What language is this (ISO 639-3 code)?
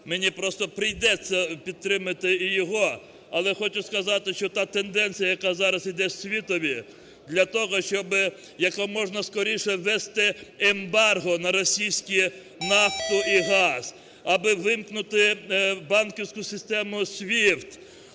ukr